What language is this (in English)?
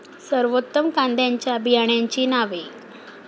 Marathi